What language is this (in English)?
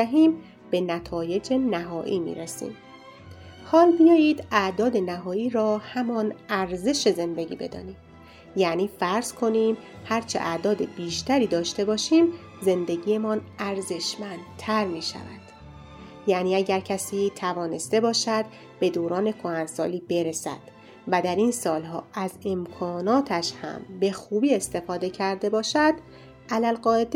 Persian